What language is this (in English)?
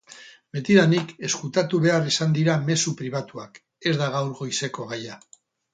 Basque